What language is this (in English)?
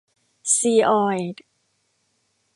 Thai